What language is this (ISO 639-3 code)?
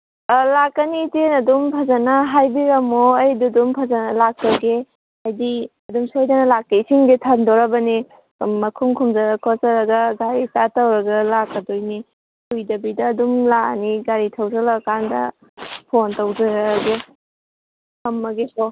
mni